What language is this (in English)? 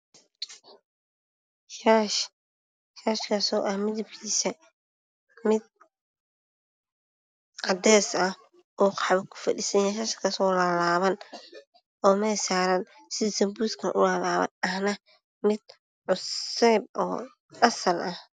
Somali